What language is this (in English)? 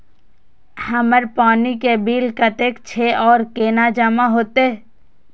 Maithili